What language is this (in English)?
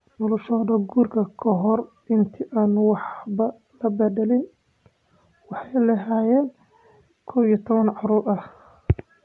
Somali